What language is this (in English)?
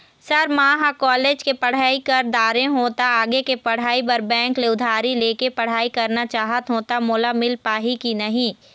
Chhattisgarhi